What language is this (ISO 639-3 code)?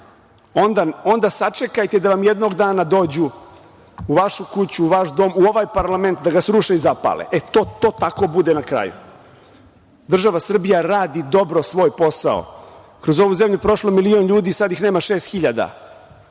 srp